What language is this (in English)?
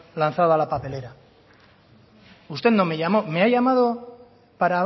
Spanish